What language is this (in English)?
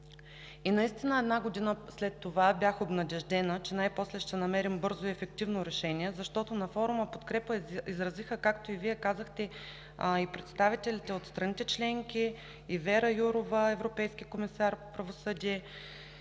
Bulgarian